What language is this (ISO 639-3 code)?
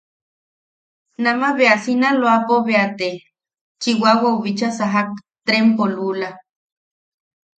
yaq